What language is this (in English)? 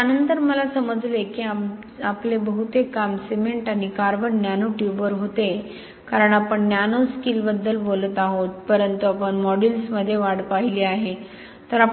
Marathi